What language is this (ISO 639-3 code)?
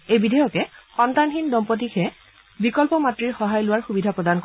asm